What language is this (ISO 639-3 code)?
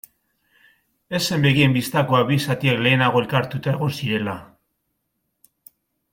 eus